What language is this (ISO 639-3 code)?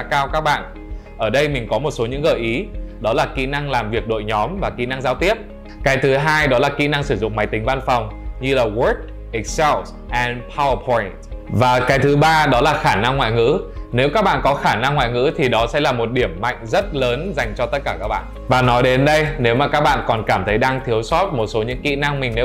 vie